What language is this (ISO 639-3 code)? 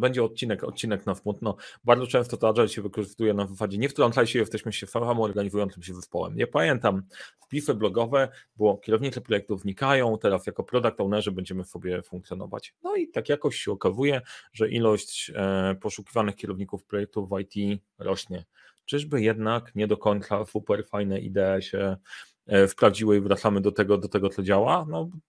pol